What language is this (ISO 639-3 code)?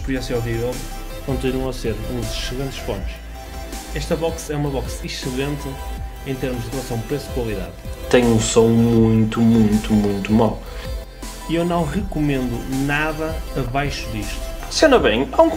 por